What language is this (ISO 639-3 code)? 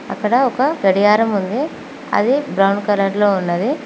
tel